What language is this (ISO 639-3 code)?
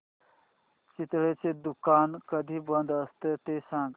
mar